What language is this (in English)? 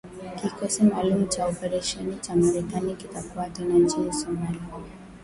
Swahili